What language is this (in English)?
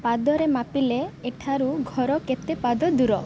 Odia